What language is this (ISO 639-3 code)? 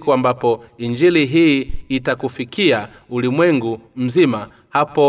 swa